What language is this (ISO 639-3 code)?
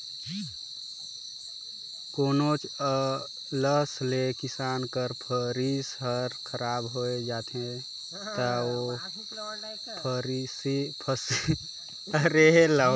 hne